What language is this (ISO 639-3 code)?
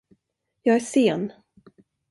swe